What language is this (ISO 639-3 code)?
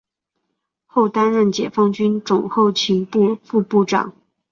zho